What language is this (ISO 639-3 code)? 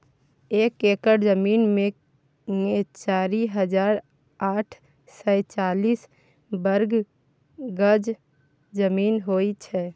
mai